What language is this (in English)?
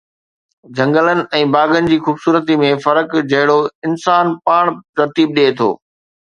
Sindhi